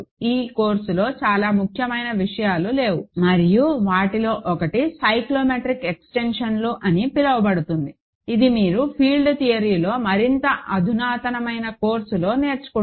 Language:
Telugu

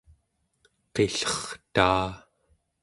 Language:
Central Yupik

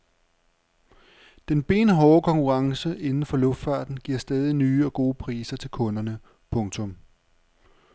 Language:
Danish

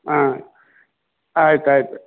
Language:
Kannada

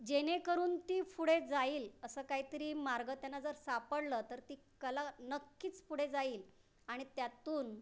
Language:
Marathi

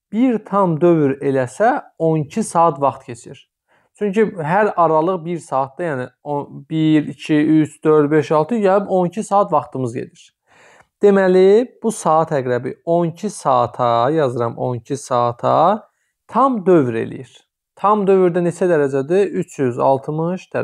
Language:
Turkish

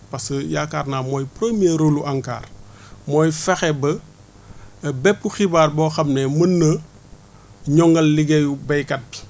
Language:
Wolof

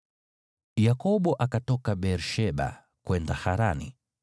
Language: Swahili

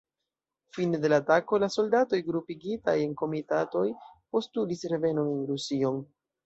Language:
Esperanto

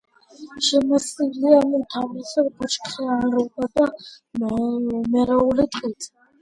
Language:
Georgian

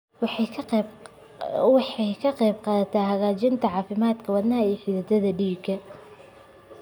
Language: Somali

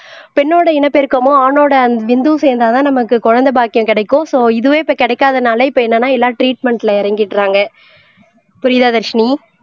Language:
Tamil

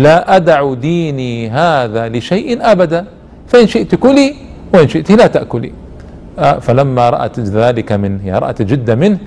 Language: Arabic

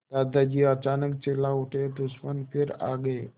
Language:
Hindi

